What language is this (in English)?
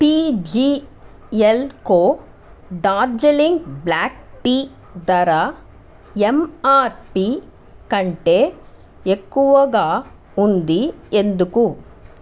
Telugu